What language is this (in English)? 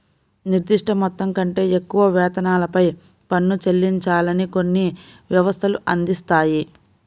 Telugu